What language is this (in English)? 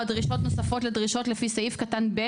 Hebrew